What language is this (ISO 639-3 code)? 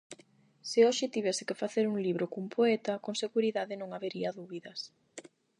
glg